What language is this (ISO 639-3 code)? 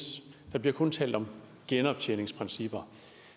dan